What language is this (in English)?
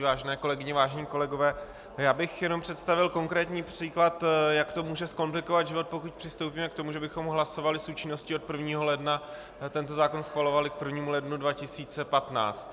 Czech